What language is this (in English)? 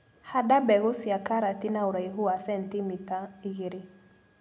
Kikuyu